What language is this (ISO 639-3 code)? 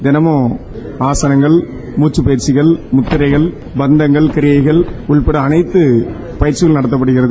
tam